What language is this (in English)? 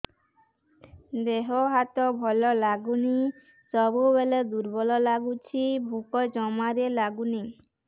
Odia